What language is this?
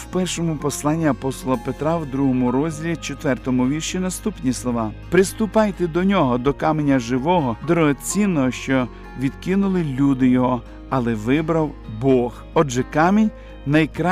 Ukrainian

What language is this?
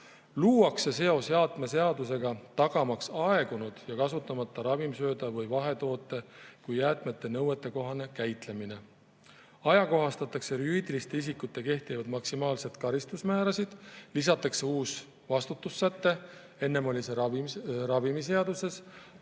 Estonian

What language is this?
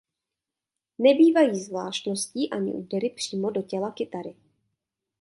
Czech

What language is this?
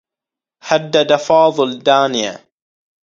Arabic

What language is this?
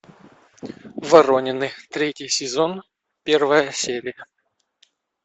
Russian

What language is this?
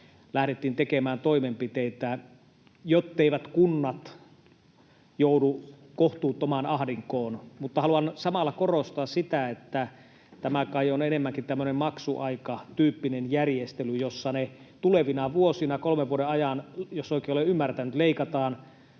Finnish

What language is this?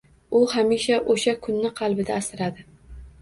Uzbek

